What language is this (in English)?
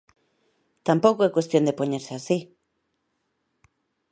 Galician